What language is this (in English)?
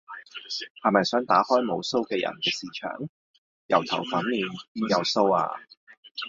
Cantonese